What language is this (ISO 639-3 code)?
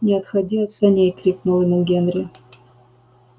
rus